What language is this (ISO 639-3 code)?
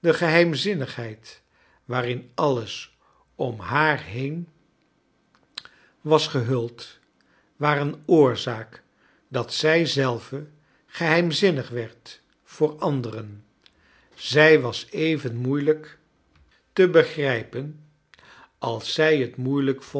nld